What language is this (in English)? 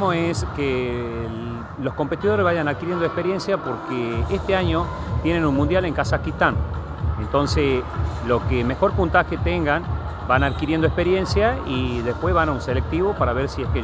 Spanish